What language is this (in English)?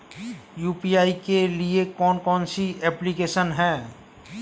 Hindi